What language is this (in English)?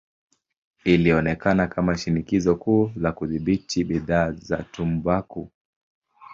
Swahili